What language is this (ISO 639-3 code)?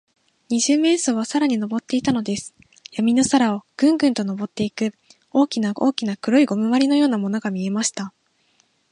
jpn